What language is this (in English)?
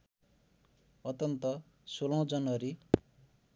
Nepali